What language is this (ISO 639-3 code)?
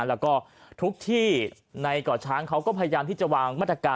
tha